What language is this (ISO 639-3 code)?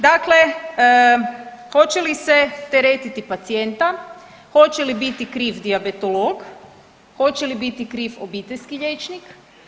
hrv